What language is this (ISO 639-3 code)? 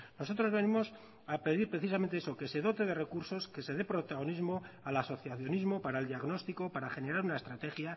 spa